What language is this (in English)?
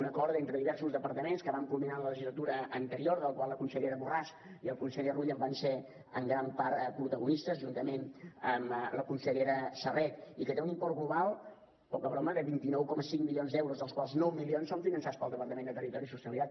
Catalan